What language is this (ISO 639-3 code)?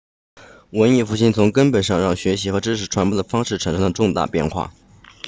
zho